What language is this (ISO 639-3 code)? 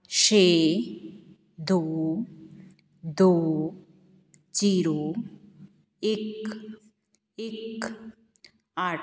pan